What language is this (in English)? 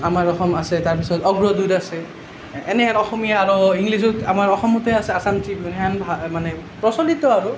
Assamese